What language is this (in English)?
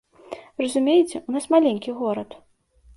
Belarusian